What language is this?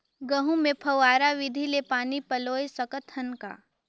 Chhattisgarhi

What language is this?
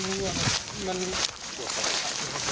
Thai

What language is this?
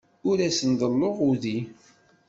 Kabyle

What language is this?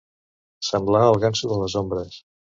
Catalan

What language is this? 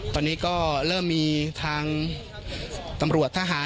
Thai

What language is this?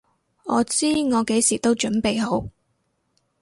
Cantonese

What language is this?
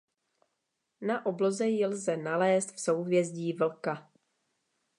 Czech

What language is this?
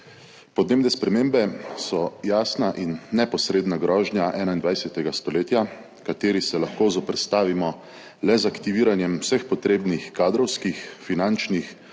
Slovenian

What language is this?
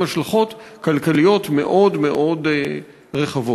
Hebrew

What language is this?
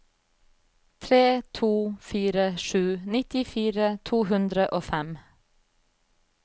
Norwegian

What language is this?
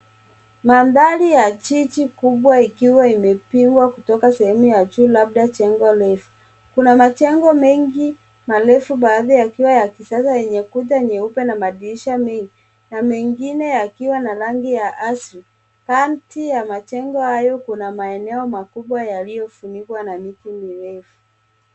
Swahili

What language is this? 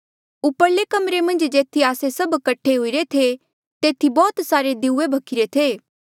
Mandeali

